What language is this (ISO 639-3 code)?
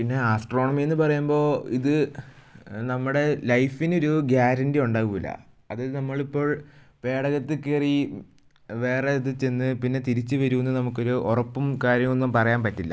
mal